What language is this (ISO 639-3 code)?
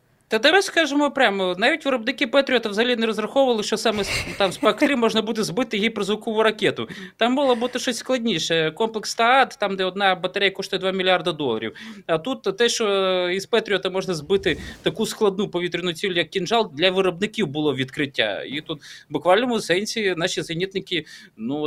ukr